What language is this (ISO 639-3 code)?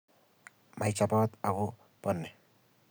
kln